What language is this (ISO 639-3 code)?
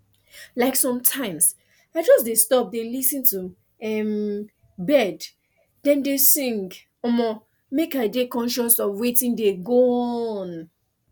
pcm